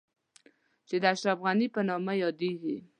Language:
Pashto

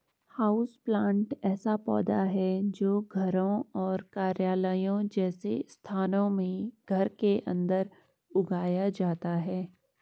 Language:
Hindi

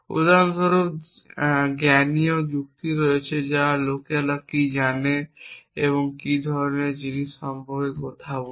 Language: Bangla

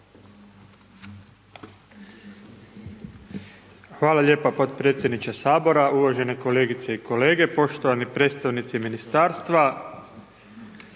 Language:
Croatian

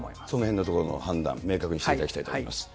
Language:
Japanese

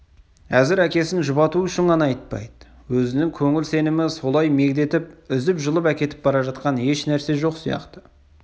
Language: Kazakh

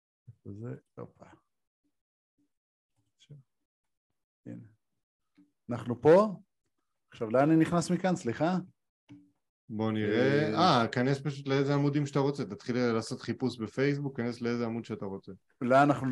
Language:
Hebrew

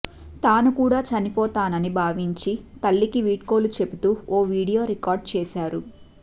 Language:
Telugu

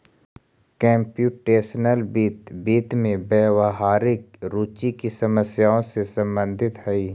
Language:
Magahi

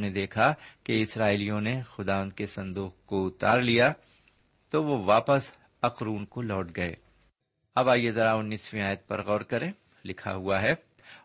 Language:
Urdu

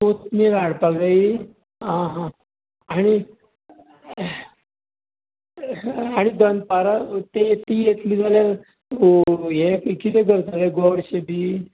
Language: Konkani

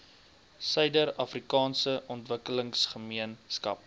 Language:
Afrikaans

